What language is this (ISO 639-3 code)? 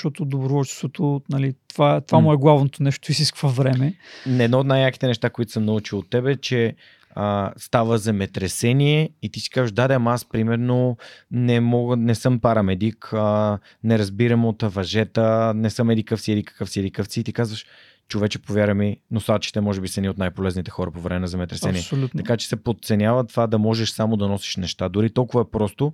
bul